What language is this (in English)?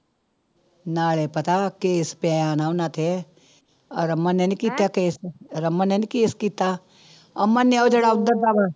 Punjabi